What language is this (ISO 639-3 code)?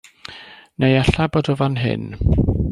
cym